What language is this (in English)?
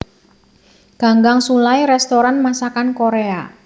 Javanese